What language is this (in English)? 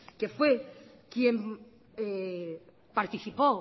Spanish